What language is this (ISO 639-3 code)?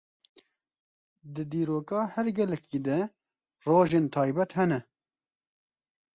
kur